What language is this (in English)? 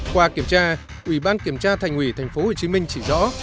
Vietnamese